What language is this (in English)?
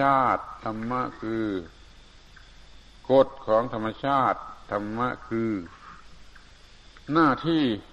Thai